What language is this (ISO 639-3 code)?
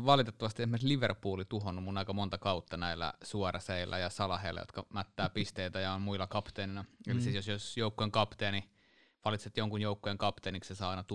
fin